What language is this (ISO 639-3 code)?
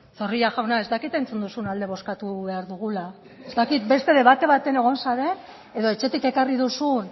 eus